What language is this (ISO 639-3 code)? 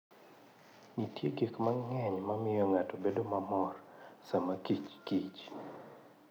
luo